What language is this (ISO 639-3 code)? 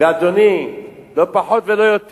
heb